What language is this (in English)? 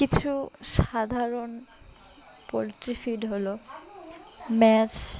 Bangla